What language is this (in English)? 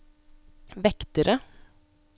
Norwegian